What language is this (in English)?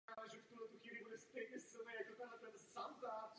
Czech